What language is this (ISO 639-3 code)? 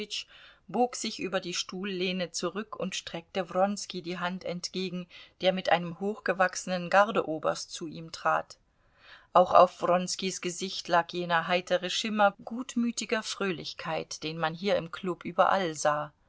deu